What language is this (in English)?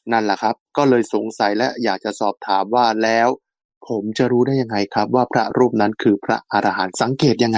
Thai